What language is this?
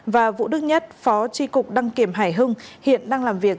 Vietnamese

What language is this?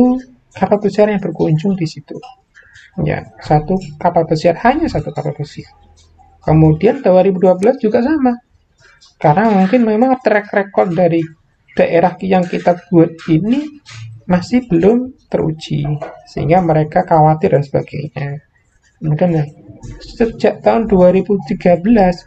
Indonesian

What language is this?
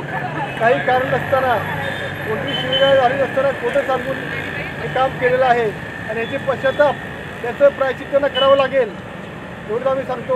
Hindi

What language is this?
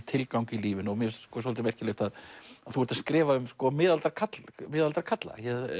Icelandic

